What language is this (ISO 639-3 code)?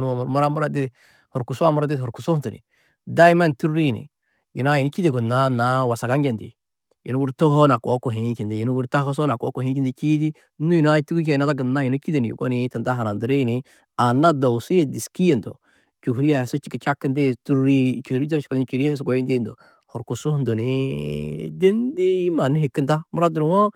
tuq